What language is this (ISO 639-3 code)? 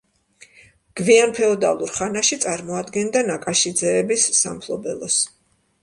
kat